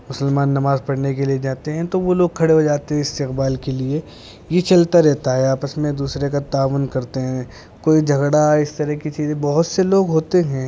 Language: Urdu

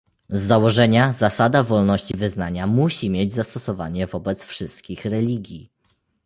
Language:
Polish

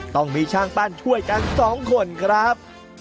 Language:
Thai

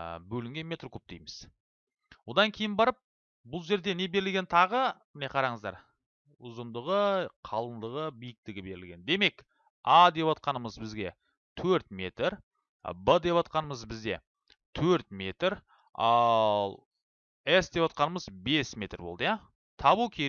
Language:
Turkish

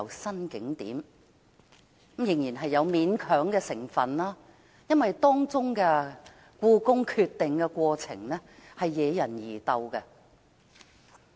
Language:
Cantonese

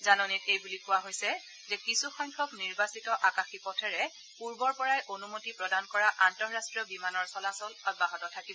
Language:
Assamese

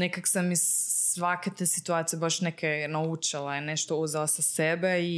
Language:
Croatian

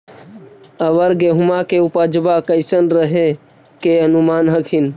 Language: Magahi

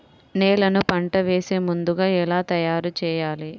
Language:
Telugu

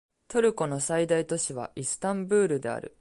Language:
Japanese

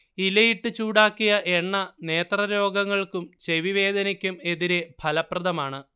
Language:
Malayalam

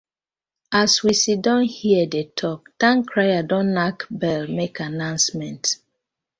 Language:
Nigerian Pidgin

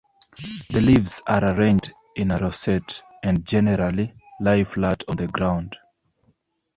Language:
English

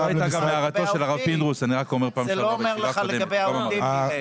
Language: Hebrew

